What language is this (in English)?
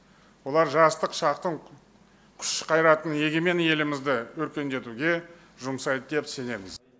Kazakh